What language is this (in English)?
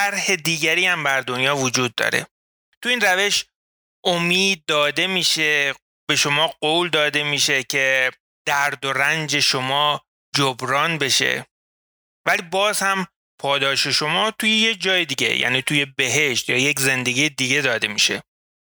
Persian